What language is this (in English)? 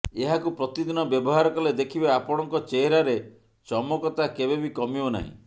Odia